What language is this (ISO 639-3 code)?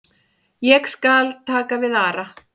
isl